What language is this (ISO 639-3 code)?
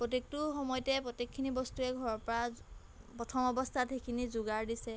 asm